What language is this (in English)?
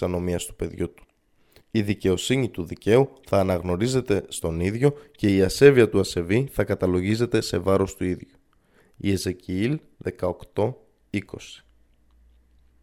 Greek